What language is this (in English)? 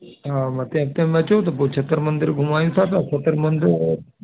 Sindhi